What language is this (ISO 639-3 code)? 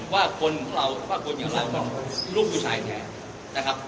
tha